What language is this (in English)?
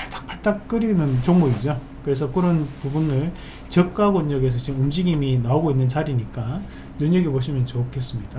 Korean